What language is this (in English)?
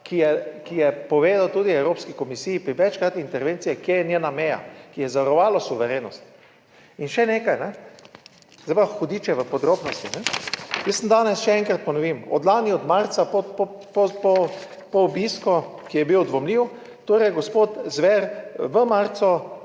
Slovenian